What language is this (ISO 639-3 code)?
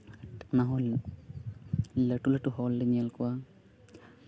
sat